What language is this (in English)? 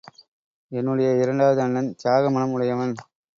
Tamil